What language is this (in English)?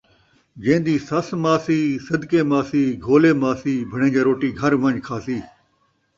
Saraiki